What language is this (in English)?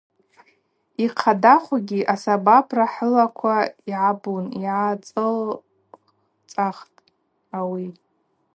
Abaza